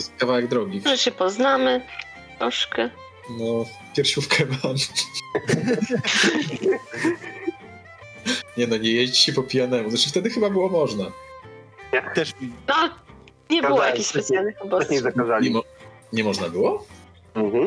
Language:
Polish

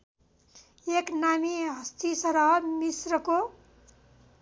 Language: Nepali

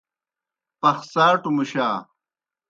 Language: Kohistani Shina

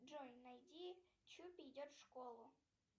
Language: Russian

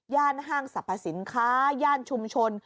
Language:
Thai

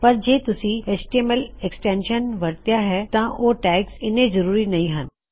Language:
Punjabi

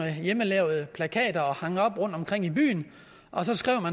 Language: Danish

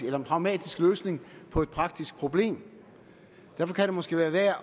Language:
Danish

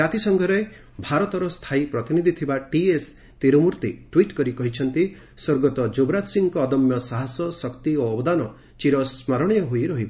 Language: Odia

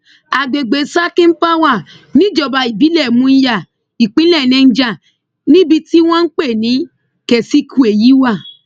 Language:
Yoruba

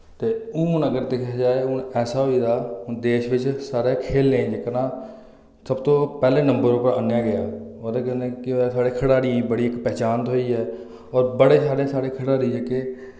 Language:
Dogri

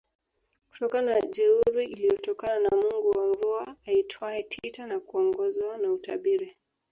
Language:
Swahili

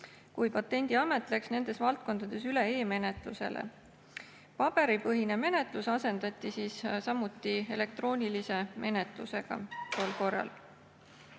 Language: Estonian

